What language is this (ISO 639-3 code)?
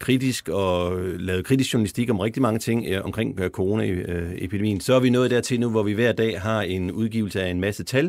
dan